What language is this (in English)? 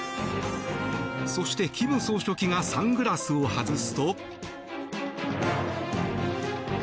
Japanese